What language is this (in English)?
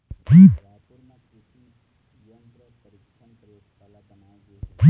Chhattisgarhi